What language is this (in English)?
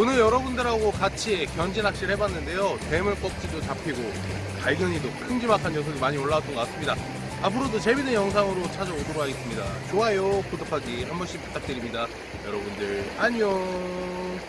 Korean